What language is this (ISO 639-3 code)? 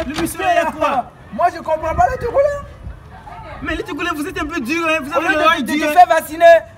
fra